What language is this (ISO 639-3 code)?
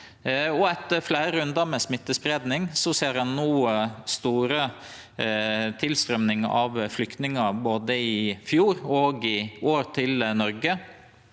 nor